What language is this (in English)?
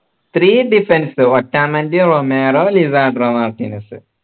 Malayalam